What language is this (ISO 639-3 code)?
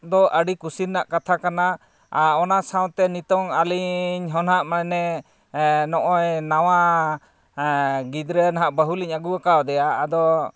sat